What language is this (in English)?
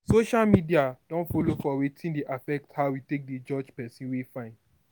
Nigerian Pidgin